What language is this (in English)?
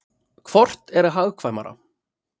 Icelandic